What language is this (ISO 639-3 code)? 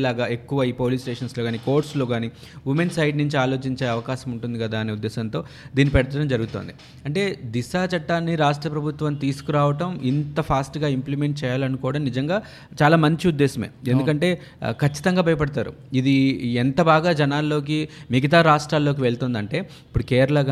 tel